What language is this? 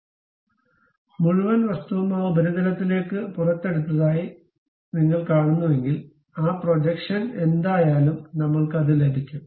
Malayalam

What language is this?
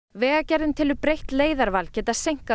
Icelandic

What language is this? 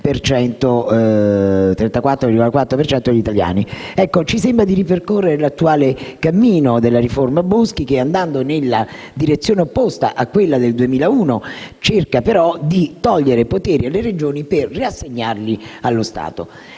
Italian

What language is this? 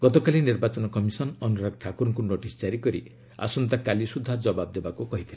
Odia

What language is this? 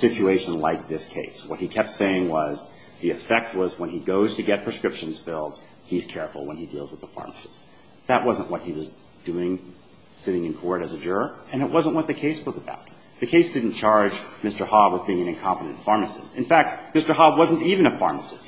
English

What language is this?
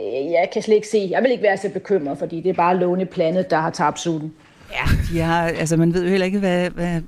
Danish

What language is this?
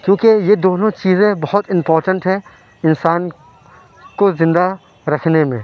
Urdu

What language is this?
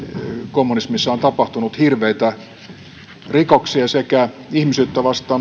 Finnish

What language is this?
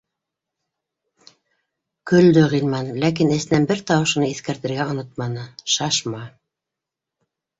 Bashkir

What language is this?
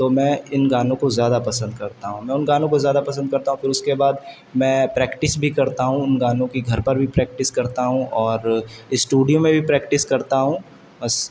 Urdu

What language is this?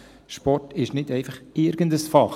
Swiss German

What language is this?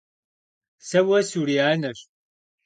Kabardian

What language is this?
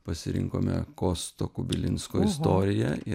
Lithuanian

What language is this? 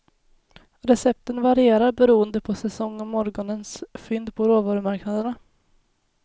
Swedish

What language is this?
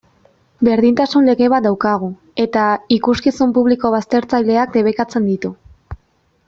Basque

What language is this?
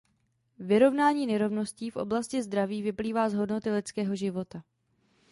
Czech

